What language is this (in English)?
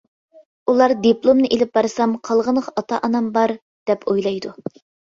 Uyghur